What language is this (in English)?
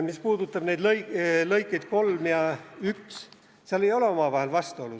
Estonian